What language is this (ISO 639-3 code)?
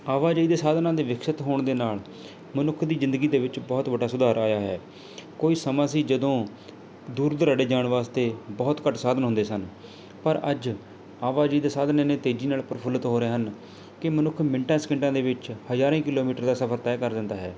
pan